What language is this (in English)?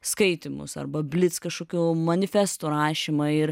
Lithuanian